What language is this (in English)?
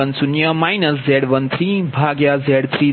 Gujarati